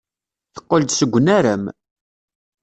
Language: Kabyle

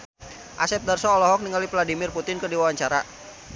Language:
Sundanese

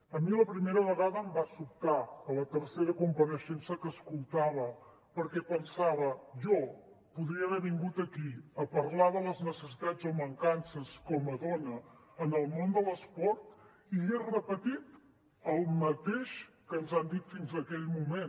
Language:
Catalan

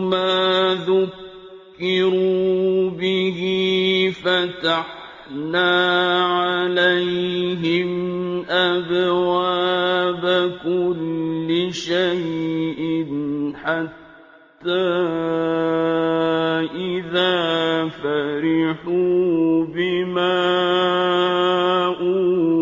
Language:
Arabic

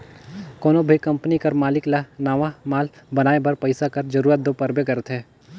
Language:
Chhattisgarhi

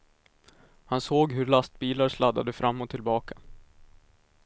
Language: Swedish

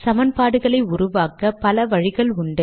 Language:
Tamil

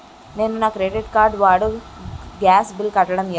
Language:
Telugu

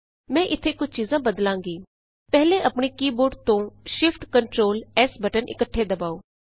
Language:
Punjabi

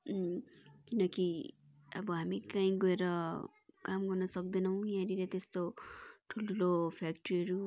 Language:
Nepali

